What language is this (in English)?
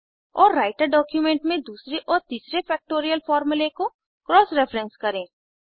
Hindi